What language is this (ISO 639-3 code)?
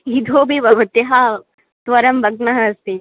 san